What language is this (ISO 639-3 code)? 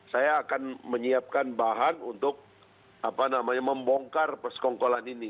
ind